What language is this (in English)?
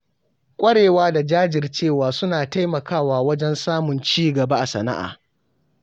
Hausa